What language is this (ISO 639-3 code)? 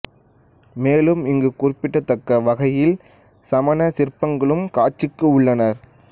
tam